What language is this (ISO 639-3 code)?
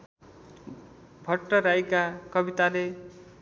nep